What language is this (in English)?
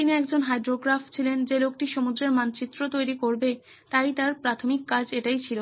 Bangla